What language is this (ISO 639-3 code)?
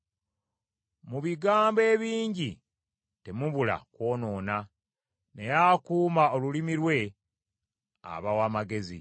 lug